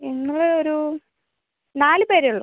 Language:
Malayalam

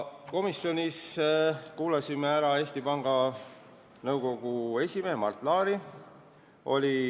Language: Estonian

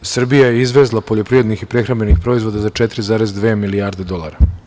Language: Serbian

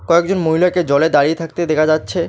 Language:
Bangla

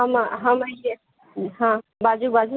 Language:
Maithili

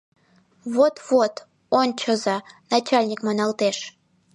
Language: Mari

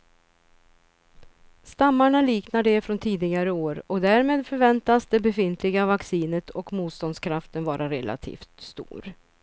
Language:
Swedish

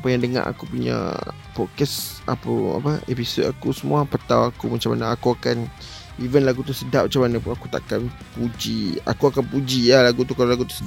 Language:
Malay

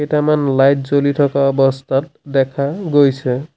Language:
Assamese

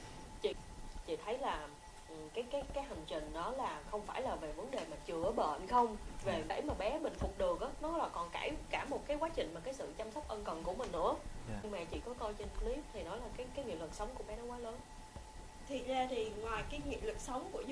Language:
Vietnamese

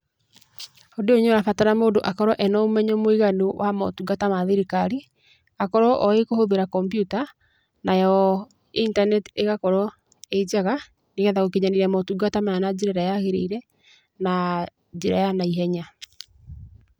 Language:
Kikuyu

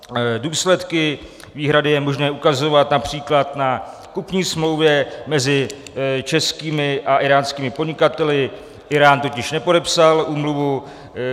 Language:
Czech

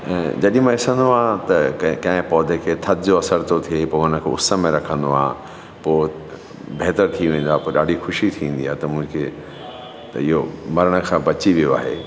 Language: Sindhi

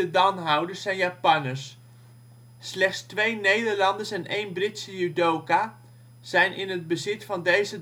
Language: Dutch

